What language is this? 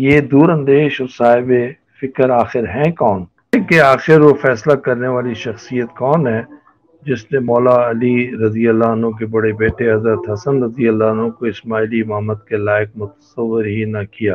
Urdu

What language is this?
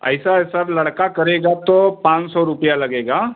Hindi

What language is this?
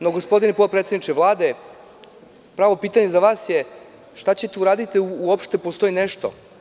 Serbian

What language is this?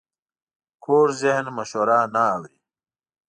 Pashto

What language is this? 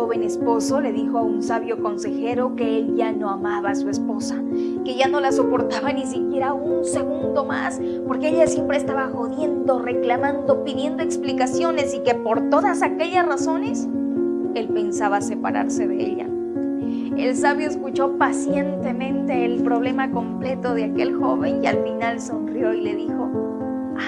Spanish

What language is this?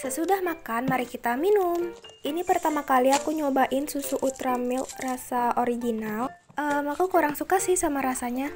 Indonesian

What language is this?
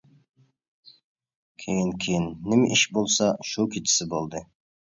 Uyghur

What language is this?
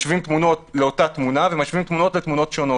Hebrew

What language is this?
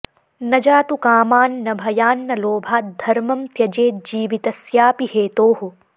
Sanskrit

